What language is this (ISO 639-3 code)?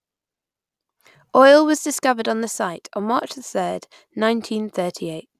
eng